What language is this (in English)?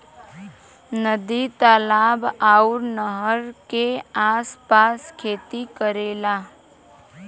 Bhojpuri